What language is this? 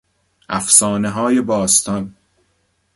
Persian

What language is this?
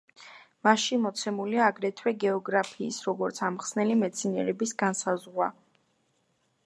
Georgian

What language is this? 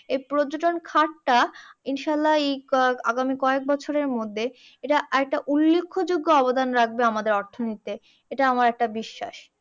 Bangla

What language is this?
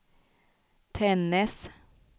Swedish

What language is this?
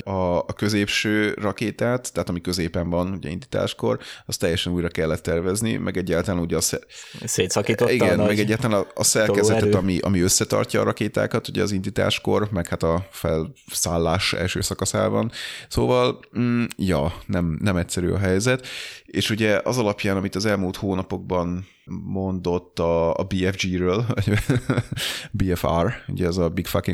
Hungarian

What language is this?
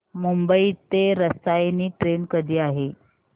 Marathi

